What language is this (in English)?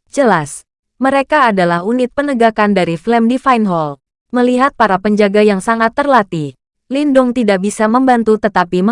Indonesian